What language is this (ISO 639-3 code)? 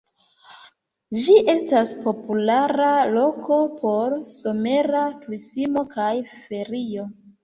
epo